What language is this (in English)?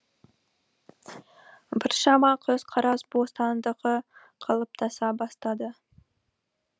Kazakh